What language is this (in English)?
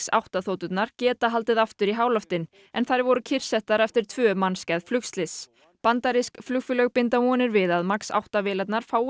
Icelandic